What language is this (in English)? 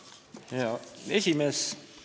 Estonian